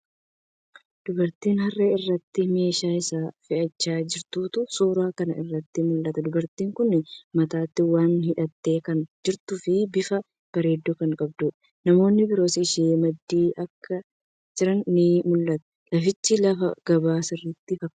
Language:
Oromo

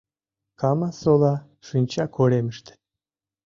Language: Mari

